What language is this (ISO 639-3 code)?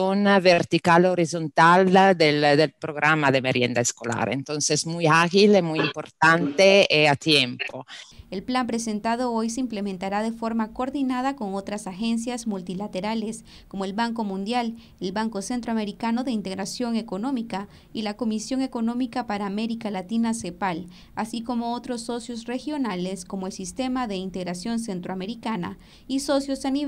spa